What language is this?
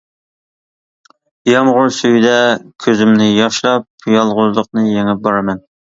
Uyghur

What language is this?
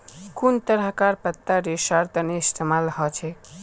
Magahi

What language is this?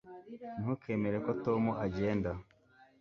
Kinyarwanda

